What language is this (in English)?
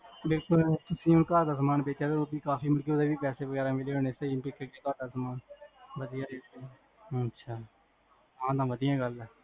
Punjabi